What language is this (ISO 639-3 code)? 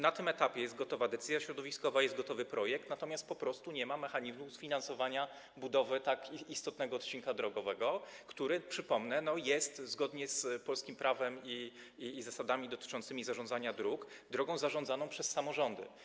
pol